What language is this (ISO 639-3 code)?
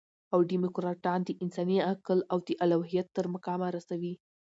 pus